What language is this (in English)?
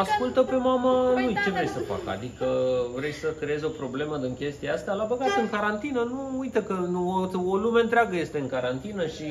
Romanian